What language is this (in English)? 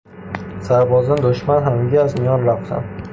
Persian